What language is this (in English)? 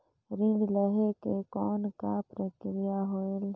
Chhattisgarhi